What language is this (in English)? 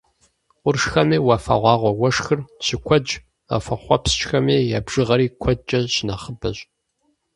Kabardian